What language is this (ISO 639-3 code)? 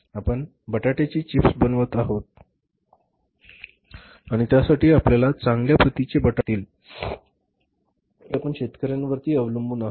mar